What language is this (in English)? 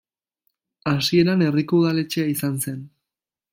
Basque